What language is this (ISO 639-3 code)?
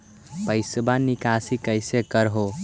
mag